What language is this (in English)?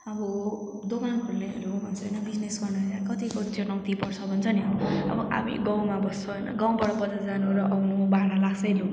Nepali